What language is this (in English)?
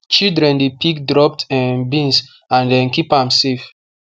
Nigerian Pidgin